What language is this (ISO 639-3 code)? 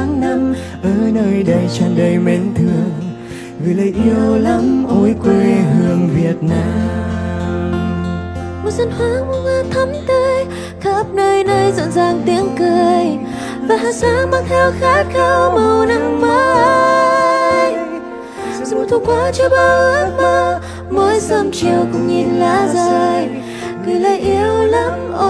vie